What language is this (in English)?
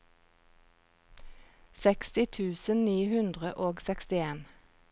Norwegian